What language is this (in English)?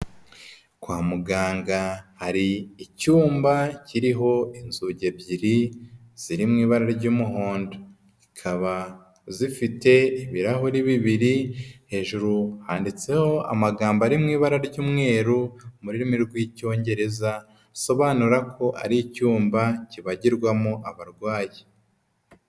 Kinyarwanda